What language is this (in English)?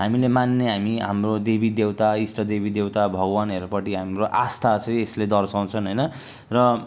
Nepali